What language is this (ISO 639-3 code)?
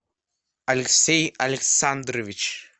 rus